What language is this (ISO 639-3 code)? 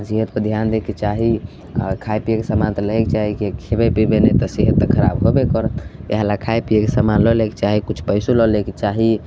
mai